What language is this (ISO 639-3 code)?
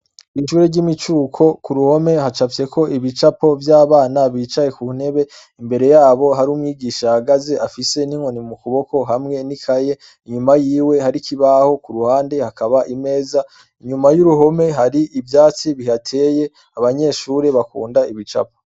run